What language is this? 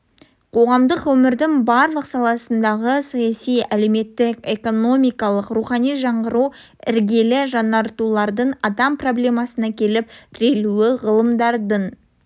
Kazakh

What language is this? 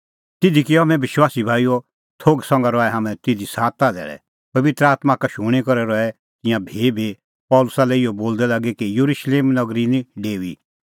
Kullu Pahari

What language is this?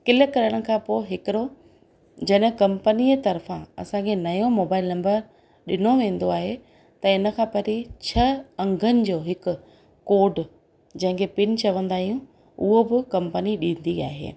Sindhi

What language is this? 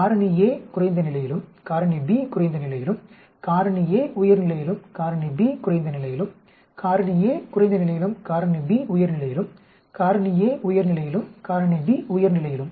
Tamil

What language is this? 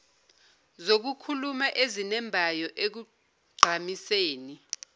Zulu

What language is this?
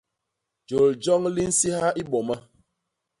Basaa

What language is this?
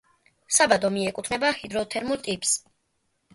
Georgian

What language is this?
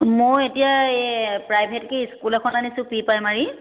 Assamese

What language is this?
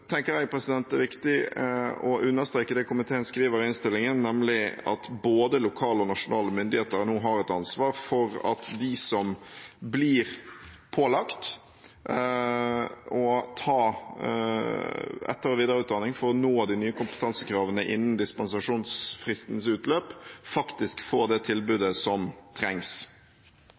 Norwegian Bokmål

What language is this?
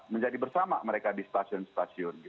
Indonesian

